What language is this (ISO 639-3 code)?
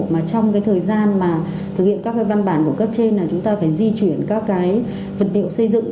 vie